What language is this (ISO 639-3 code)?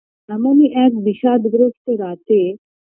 ben